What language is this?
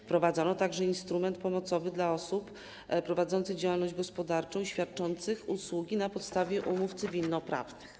Polish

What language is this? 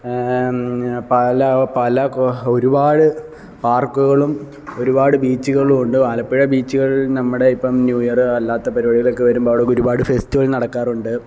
Malayalam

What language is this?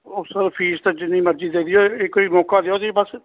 Punjabi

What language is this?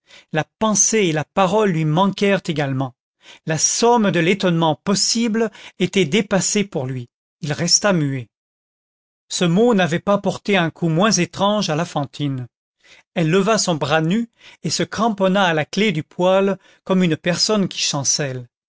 French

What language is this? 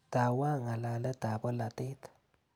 Kalenjin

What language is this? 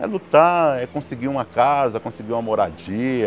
Portuguese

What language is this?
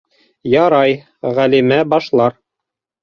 Bashkir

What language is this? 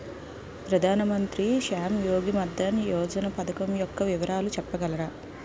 Telugu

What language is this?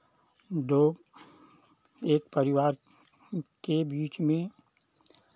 Hindi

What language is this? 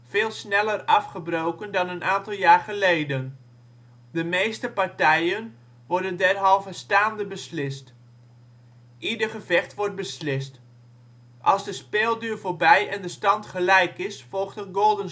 Dutch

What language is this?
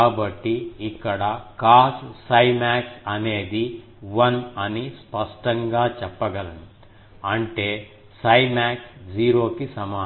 Telugu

